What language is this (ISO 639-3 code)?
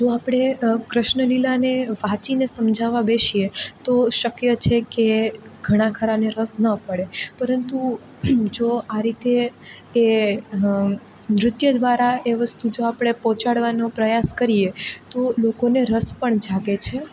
guj